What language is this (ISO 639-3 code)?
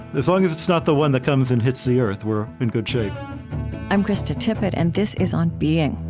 eng